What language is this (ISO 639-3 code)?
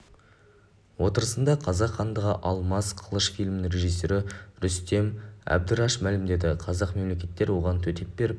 kaz